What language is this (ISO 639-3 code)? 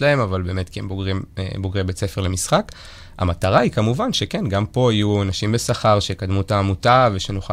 heb